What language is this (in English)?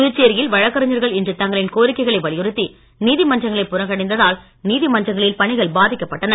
Tamil